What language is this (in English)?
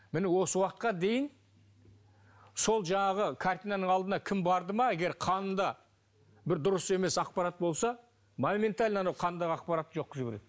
Kazakh